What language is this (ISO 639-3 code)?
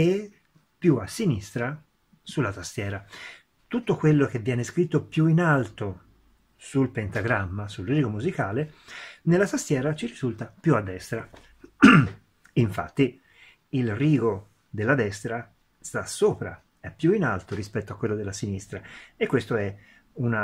ita